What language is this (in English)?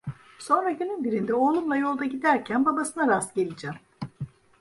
Turkish